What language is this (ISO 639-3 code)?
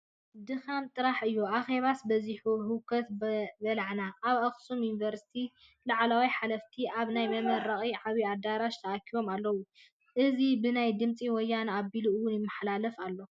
tir